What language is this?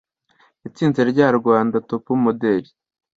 Kinyarwanda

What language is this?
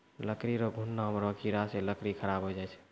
Maithili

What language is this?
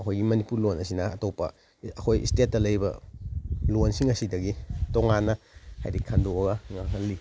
Manipuri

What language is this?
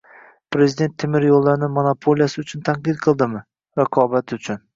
Uzbek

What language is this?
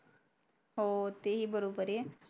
Marathi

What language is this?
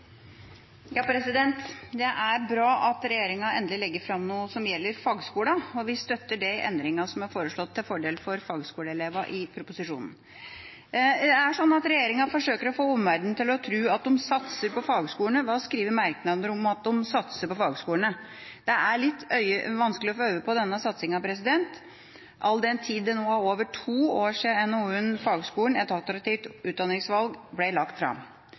Norwegian Bokmål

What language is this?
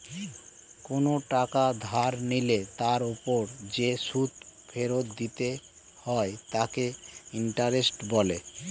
Bangla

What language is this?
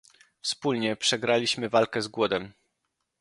Polish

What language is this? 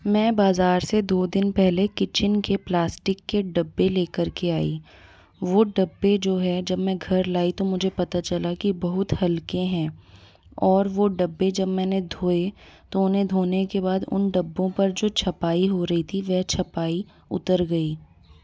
Hindi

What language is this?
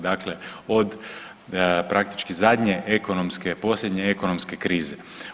Croatian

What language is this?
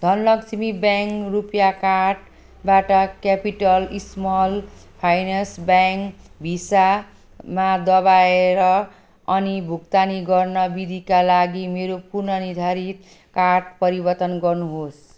Nepali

